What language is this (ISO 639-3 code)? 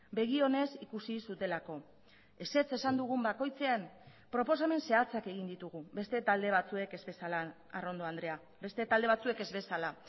eus